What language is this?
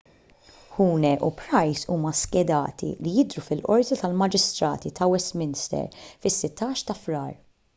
Maltese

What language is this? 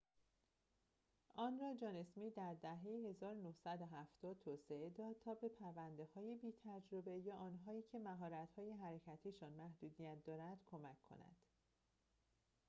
Persian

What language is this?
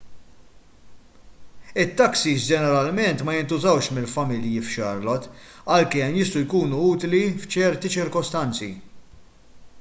Maltese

